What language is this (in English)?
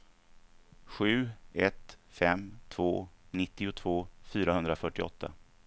Swedish